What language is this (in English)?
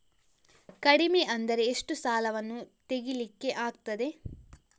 Kannada